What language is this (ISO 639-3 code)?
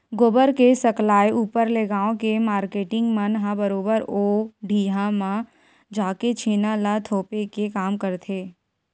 hne